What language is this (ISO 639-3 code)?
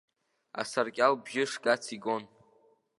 abk